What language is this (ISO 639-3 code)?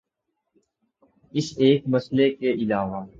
urd